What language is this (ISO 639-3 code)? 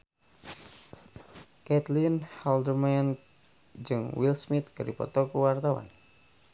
sun